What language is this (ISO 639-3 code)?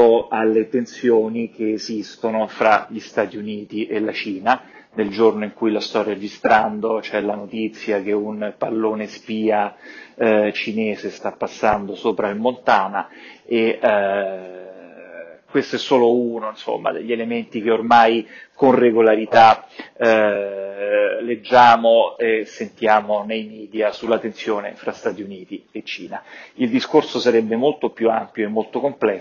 ita